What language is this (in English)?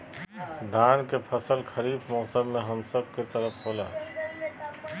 Magahi